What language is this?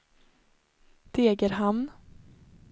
Swedish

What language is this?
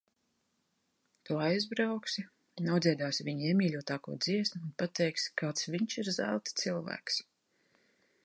Latvian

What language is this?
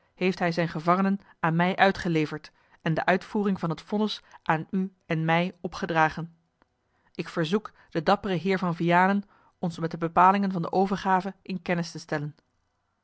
Dutch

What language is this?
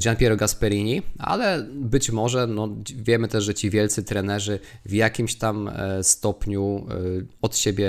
Polish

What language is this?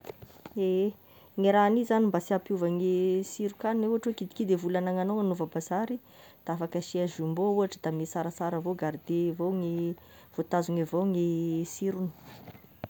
Tesaka Malagasy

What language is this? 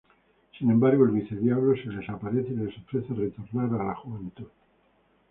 Spanish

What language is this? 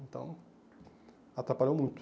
Portuguese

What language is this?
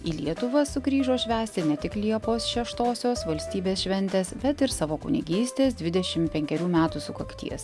Lithuanian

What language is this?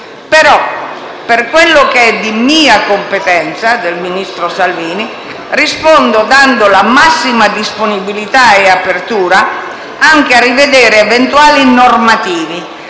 Italian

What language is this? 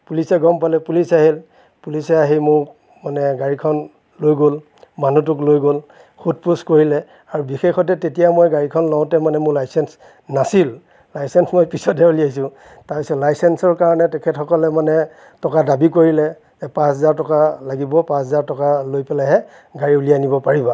Assamese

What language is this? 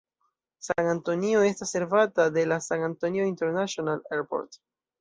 Esperanto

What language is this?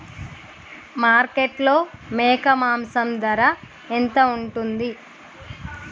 Telugu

